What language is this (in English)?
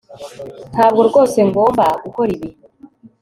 Kinyarwanda